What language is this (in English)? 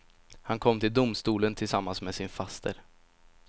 Swedish